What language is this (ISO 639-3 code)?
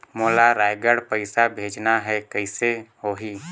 hne